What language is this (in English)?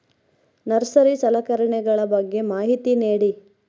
Kannada